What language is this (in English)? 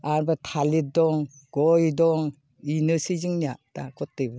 Bodo